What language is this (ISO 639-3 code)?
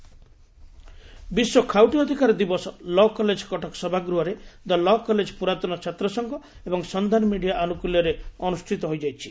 ori